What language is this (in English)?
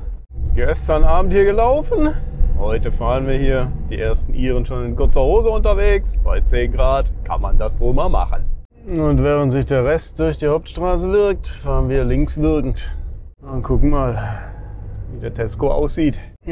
German